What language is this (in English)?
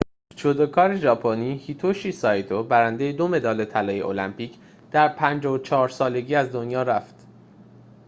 Persian